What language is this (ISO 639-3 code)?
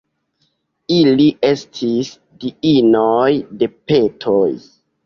epo